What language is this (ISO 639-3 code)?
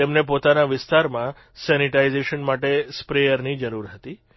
guj